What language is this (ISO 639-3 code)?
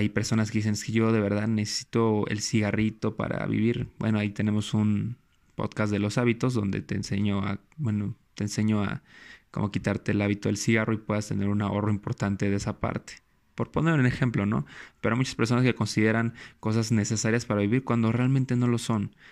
spa